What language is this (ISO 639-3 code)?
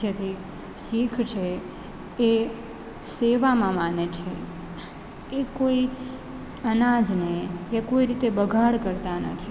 guj